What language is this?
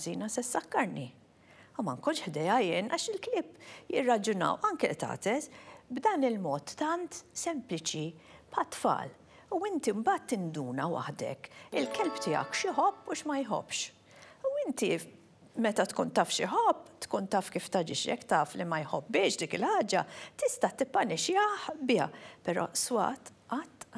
Arabic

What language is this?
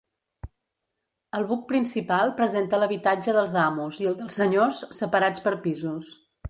Catalan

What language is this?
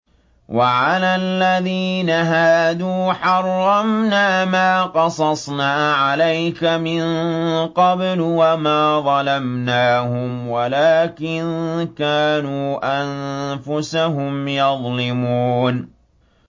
Arabic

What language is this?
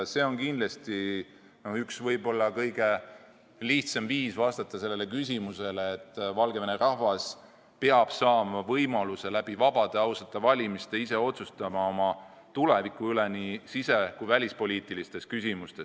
Estonian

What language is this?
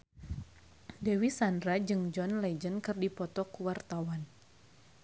Sundanese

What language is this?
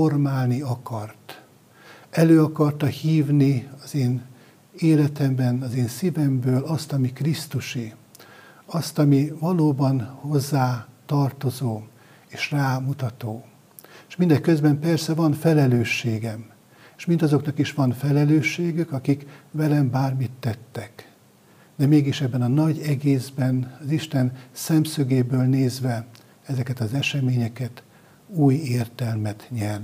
Hungarian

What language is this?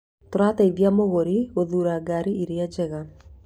Kikuyu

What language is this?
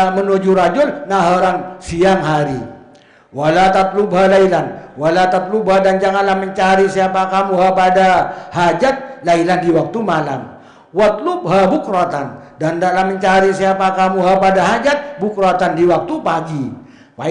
Indonesian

